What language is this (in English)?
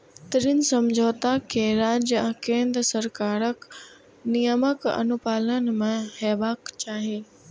Maithili